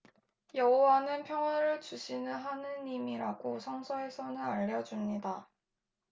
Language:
Korean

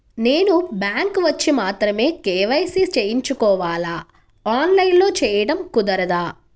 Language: Telugu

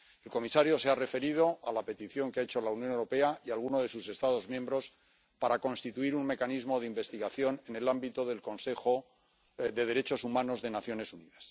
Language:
Spanish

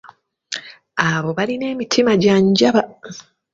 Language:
Ganda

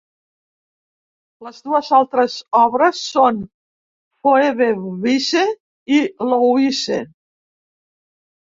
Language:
Catalan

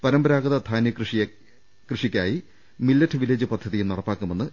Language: Malayalam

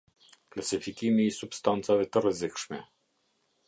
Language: Albanian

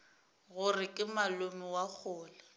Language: Northern Sotho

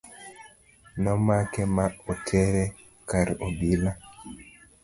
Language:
Luo (Kenya and Tanzania)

